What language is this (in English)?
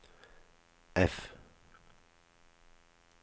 Norwegian